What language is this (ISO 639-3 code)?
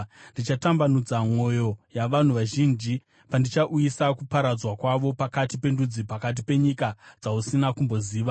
sna